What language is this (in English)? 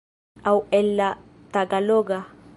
Esperanto